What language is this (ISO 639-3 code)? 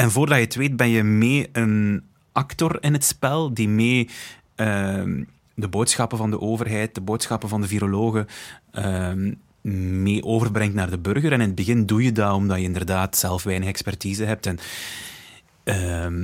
nld